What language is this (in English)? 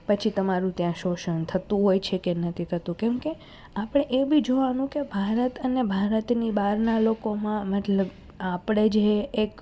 Gujarati